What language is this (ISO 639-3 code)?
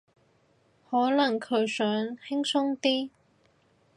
yue